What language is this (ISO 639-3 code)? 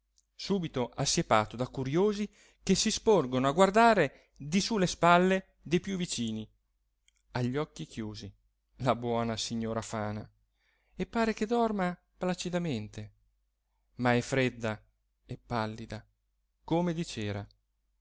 ita